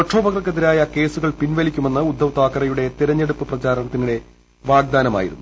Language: Malayalam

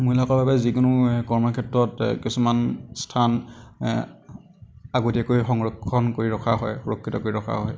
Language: Assamese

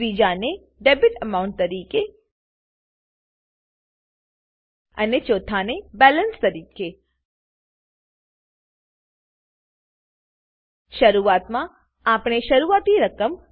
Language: Gujarati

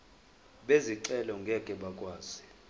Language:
Zulu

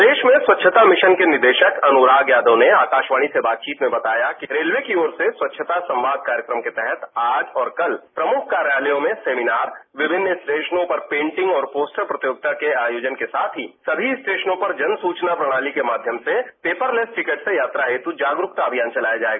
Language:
Hindi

